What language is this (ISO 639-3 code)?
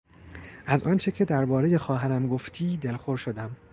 fas